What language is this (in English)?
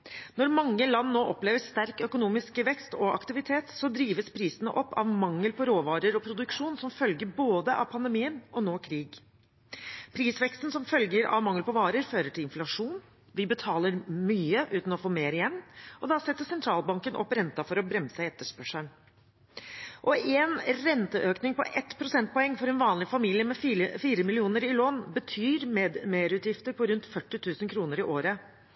Norwegian Bokmål